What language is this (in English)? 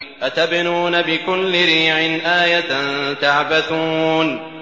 Arabic